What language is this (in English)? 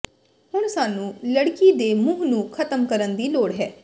Punjabi